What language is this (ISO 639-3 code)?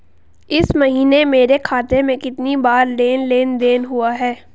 hin